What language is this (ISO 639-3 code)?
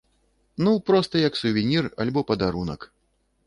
bel